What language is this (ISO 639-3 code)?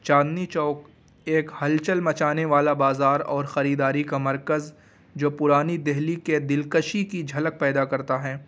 urd